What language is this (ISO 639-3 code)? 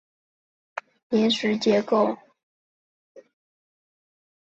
zho